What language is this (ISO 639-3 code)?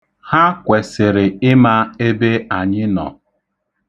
ibo